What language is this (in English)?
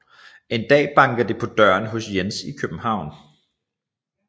Danish